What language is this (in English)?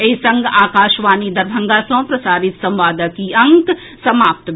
Maithili